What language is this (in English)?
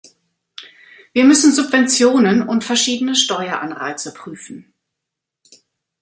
German